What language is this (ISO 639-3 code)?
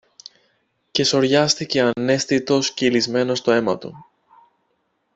ell